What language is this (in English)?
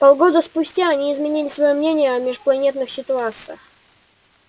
Russian